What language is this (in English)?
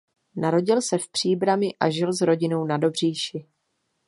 Czech